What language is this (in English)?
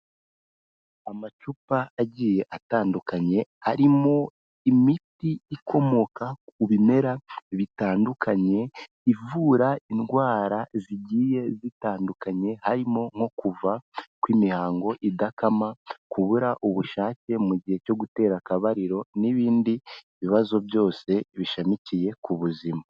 Kinyarwanda